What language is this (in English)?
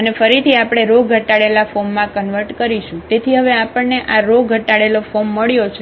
Gujarati